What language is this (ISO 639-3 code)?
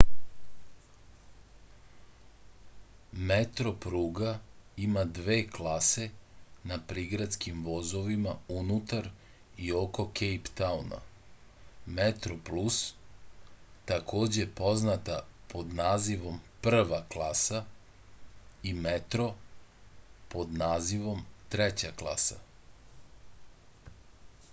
srp